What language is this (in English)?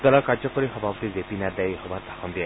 Assamese